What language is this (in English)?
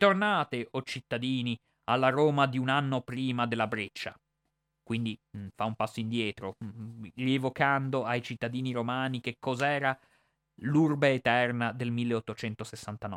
Italian